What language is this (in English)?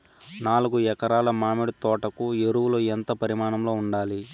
Telugu